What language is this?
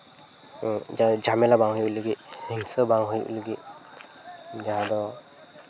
Santali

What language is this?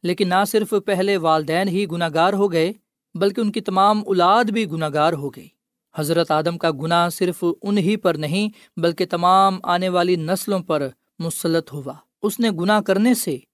Urdu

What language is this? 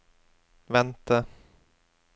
Norwegian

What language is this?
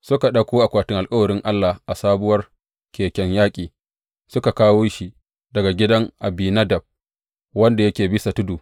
Hausa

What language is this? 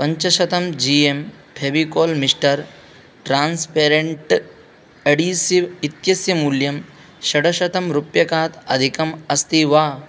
Sanskrit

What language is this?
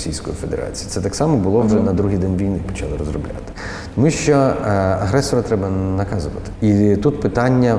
Ukrainian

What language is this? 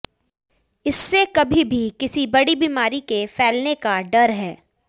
Hindi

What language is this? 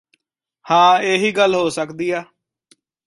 Punjabi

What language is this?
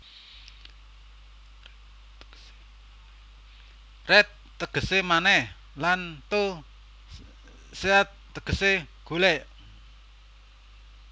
Javanese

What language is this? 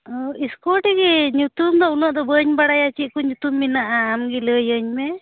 Santali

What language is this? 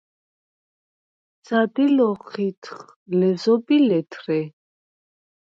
Svan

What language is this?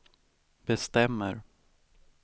Swedish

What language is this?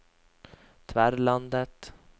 Norwegian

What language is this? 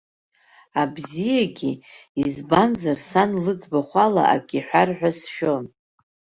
Abkhazian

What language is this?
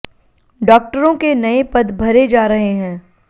Hindi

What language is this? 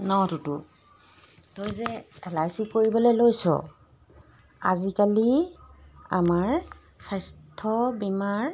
Assamese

